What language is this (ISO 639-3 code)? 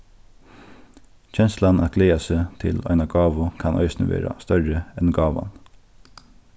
fao